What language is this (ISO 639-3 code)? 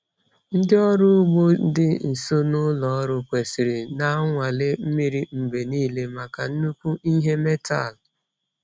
ibo